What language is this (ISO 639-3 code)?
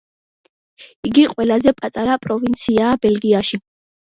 kat